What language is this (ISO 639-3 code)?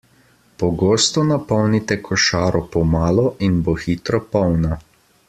slv